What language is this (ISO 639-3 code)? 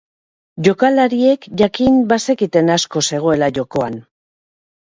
eus